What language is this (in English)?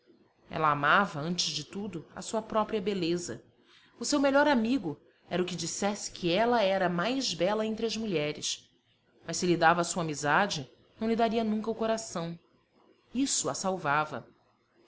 Portuguese